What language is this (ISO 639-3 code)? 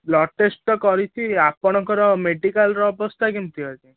ori